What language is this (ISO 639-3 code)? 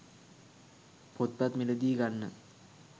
sin